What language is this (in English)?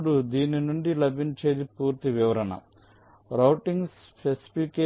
Telugu